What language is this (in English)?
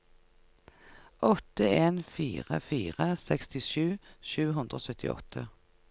Norwegian